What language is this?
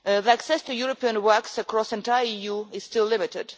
English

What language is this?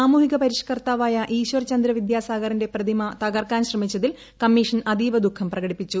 Malayalam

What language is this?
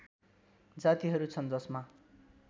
Nepali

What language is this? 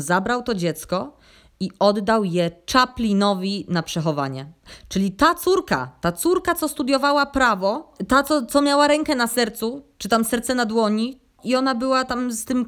Polish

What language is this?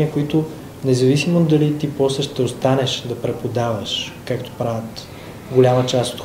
Bulgarian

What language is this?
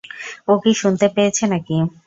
Bangla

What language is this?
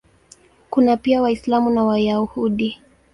Swahili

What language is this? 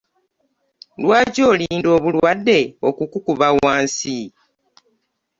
Ganda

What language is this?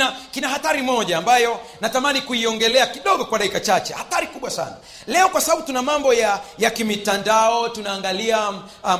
Swahili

